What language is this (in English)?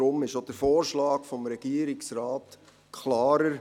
Swiss German